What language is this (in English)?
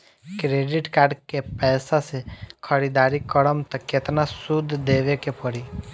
Bhojpuri